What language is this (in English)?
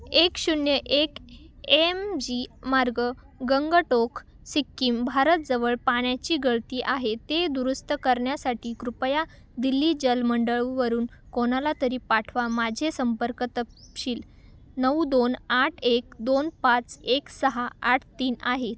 Marathi